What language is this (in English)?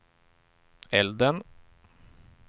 Swedish